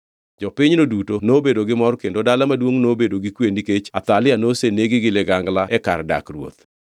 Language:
Luo (Kenya and Tanzania)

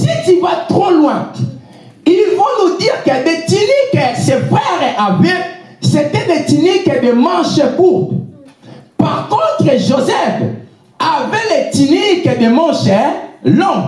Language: French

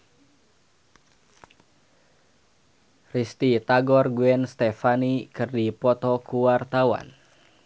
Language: Sundanese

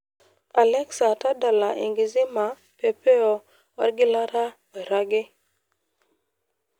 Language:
Masai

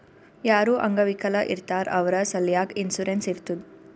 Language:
Kannada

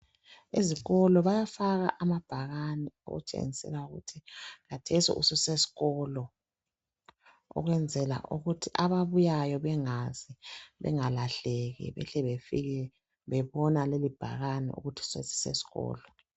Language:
North Ndebele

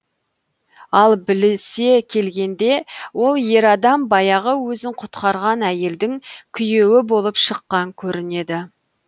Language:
Kazakh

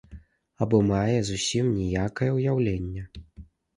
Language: Belarusian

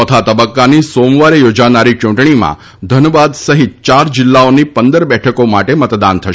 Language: Gujarati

